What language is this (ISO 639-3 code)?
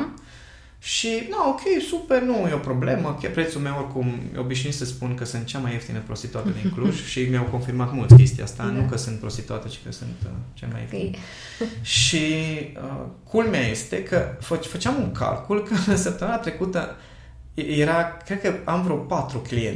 ron